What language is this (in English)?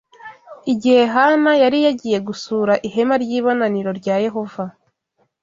Kinyarwanda